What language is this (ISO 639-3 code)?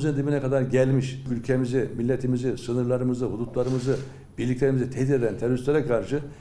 tur